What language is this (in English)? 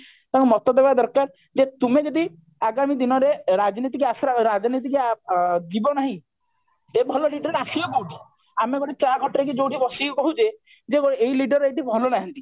Odia